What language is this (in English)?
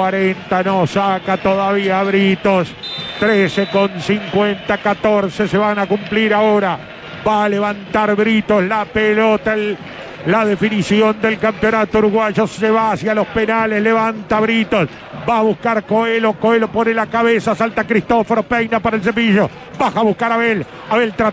Spanish